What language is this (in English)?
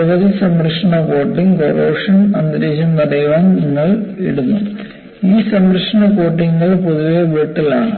Malayalam